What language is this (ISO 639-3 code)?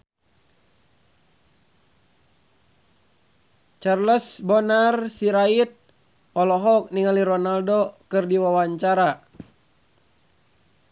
sun